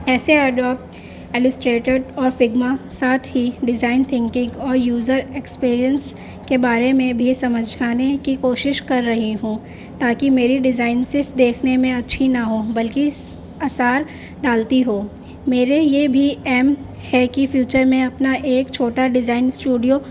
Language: Urdu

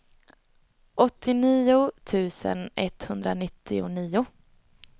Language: Swedish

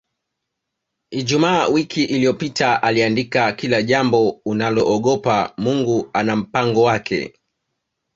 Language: Swahili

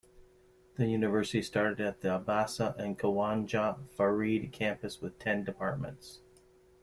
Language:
English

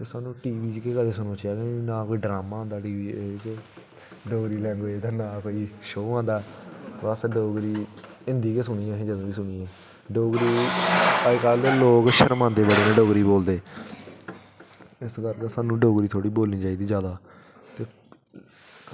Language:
Dogri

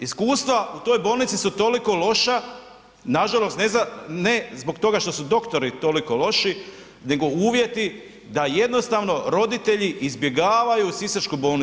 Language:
Croatian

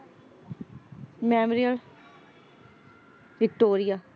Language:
Punjabi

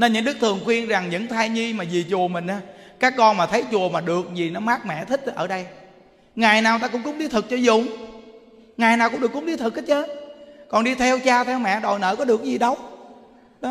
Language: Vietnamese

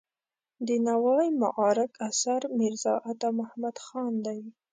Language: Pashto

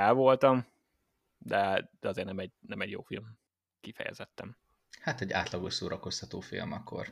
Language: Hungarian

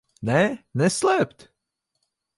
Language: Latvian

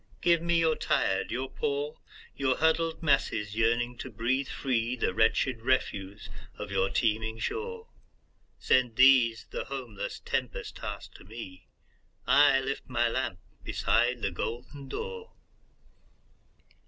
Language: English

